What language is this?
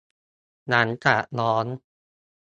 Thai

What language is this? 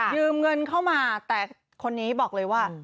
Thai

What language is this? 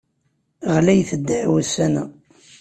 Kabyle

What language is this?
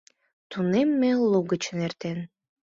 Mari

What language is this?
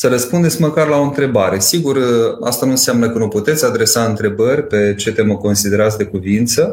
Romanian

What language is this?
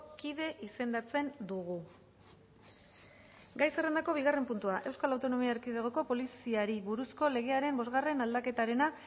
Basque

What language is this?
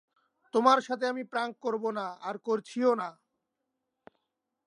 Bangla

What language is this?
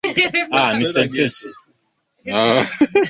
Swahili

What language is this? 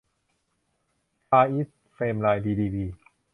Thai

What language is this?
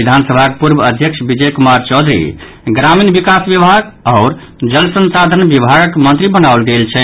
Maithili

